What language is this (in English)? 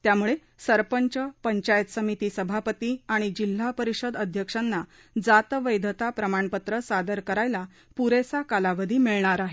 Marathi